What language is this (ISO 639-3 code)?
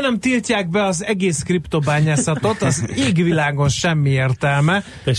hun